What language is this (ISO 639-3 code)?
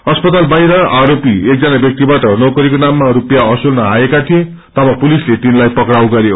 nep